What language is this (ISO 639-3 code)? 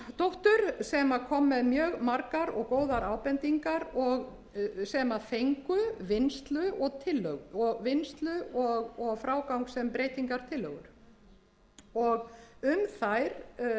isl